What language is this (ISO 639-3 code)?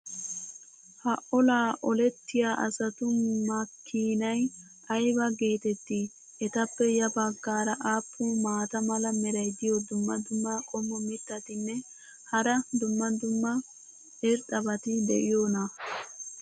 wal